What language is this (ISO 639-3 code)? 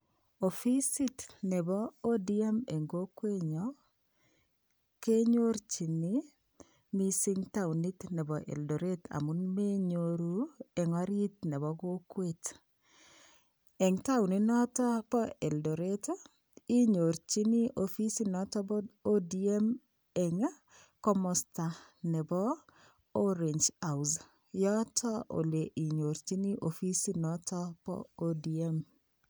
kln